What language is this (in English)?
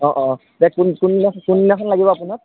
Assamese